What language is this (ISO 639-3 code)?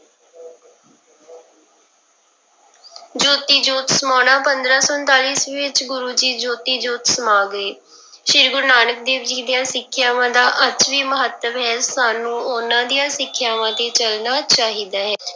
pan